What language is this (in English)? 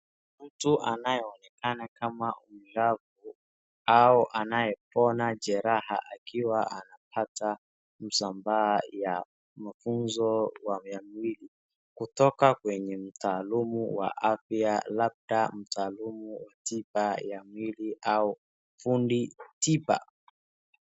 Swahili